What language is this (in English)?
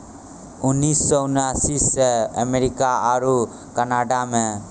Maithili